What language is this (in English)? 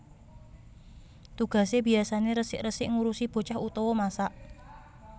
Javanese